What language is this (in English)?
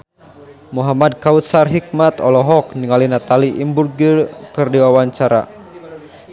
Sundanese